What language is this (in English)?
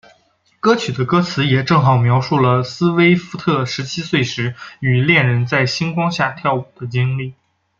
Chinese